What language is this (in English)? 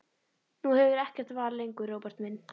Icelandic